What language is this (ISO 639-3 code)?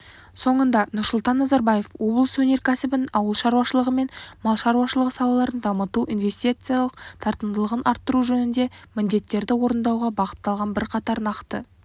kaz